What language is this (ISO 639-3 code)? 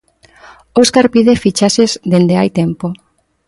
glg